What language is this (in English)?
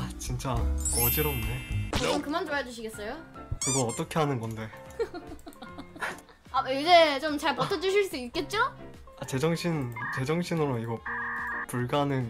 Korean